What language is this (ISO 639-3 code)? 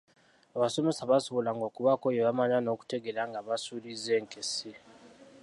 lug